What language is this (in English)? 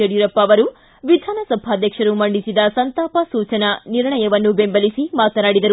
Kannada